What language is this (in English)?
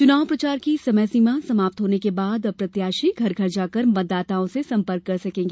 Hindi